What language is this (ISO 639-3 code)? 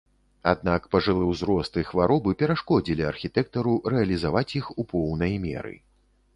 bel